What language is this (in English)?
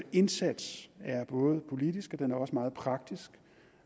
Danish